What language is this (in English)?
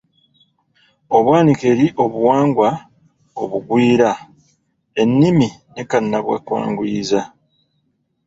Ganda